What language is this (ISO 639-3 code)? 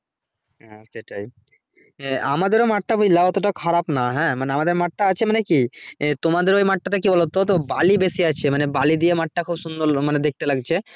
ben